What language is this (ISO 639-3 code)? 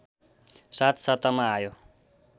nep